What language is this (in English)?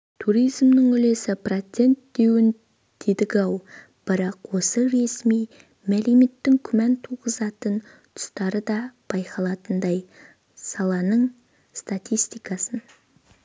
Kazakh